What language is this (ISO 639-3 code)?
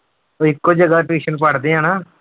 pan